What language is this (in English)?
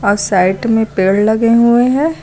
Hindi